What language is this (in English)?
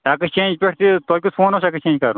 Kashmiri